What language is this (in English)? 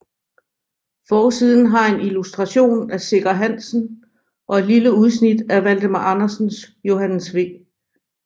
Danish